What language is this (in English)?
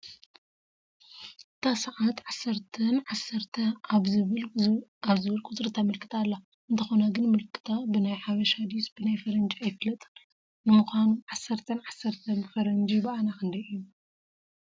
Tigrinya